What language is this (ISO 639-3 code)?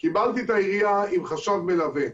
heb